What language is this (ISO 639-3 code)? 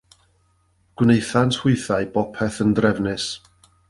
cym